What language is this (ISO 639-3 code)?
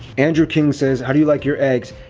eng